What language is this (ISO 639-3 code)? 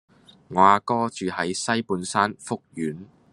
yue